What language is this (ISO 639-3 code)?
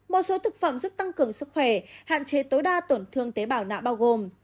vie